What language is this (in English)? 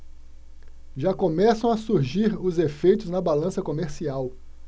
Portuguese